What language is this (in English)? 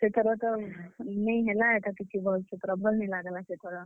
Odia